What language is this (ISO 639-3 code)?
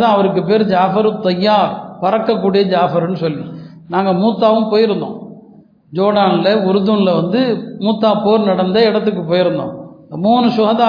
tam